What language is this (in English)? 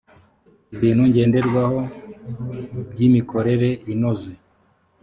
Kinyarwanda